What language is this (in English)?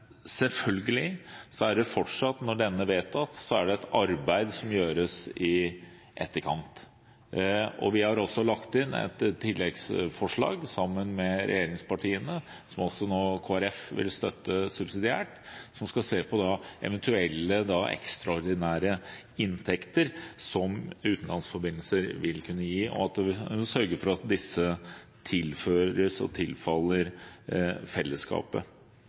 Norwegian Bokmål